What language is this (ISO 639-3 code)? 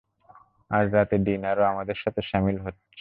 ben